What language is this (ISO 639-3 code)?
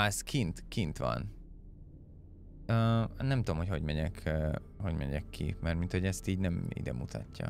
hun